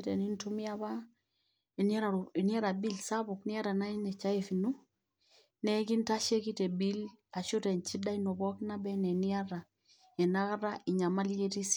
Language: Masai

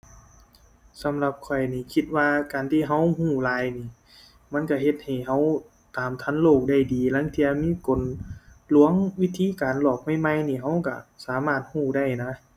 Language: Thai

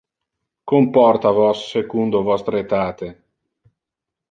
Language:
Interlingua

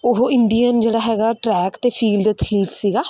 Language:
Punjabi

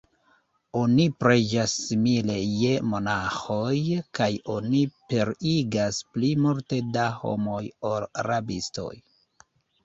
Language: Esperanto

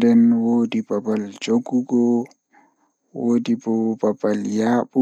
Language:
Fula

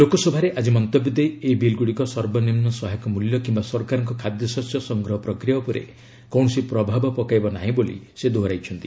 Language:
Odia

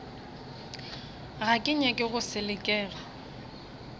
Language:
Northern Sotho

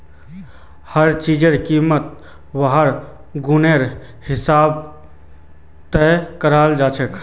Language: Magahi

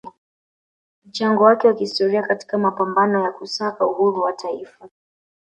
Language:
Swahili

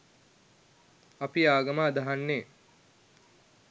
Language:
Sinhala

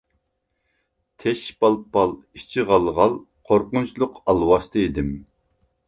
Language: Uyghur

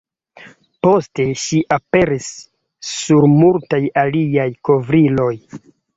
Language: Esperanto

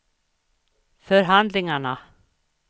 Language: Swedish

